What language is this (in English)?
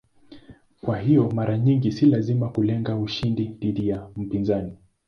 Swahili